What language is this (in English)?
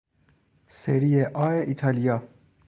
Persian